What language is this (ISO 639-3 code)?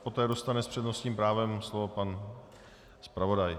ces